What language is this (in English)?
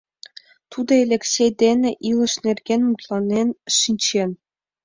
Mari